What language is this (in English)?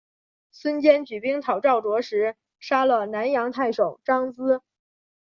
Chinese